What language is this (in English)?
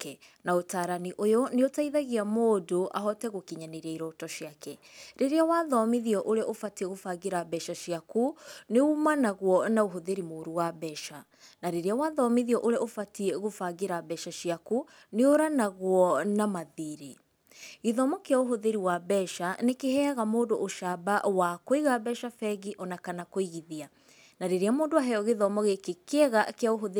Kikuyu